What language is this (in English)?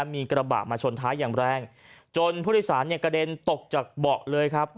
Thai